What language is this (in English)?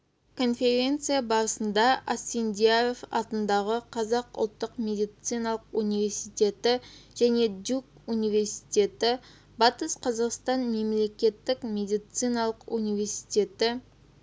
Kazakh